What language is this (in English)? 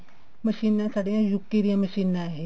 Punjabi